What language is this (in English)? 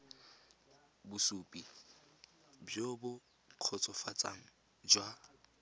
Tswana